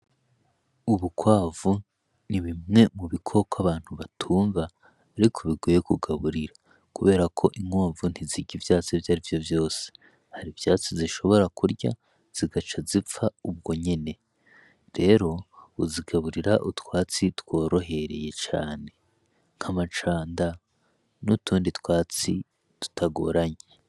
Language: Rundi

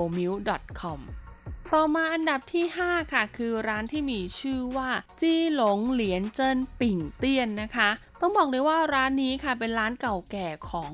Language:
Thai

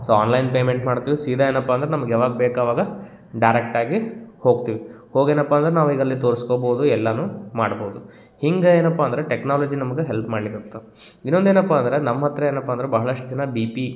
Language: Kannada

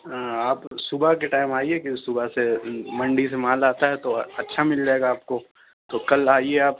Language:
Urdu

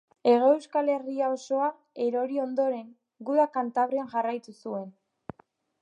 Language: Basque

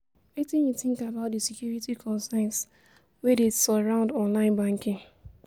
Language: Nigerian Pidgin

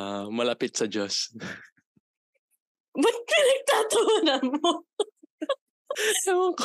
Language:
Filipino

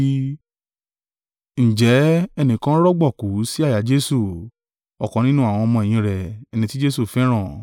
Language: Yoruba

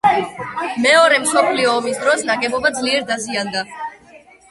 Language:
Georgian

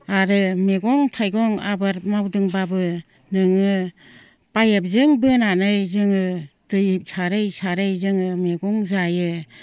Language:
Bodo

